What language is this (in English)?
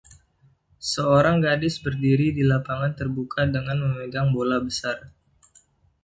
Indonesian